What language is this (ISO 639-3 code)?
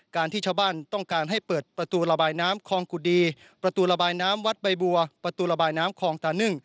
tha